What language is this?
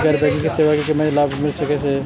Maithili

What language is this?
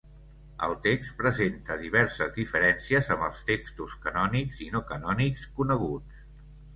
Catalan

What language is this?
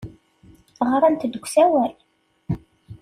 Kabyle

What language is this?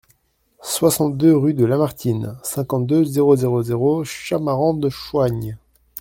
French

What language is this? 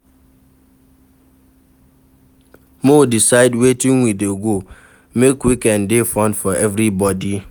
Nigerian Pidgin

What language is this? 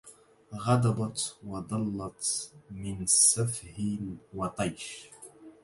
Arabic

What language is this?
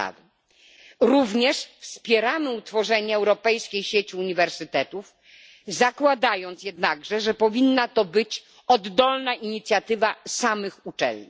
Polish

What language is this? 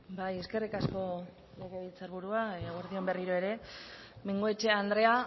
Basque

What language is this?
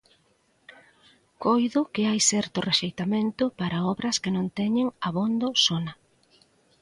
Galician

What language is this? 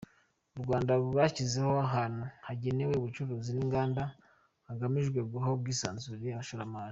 Kinyarwanda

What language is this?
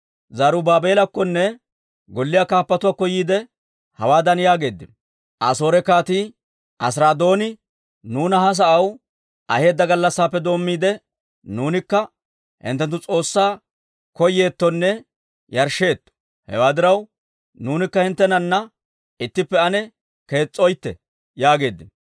Dawro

